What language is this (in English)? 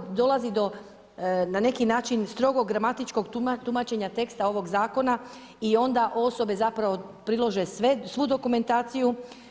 Croatian